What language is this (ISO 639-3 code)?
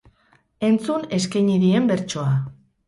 eus